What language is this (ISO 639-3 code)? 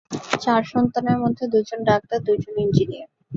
ben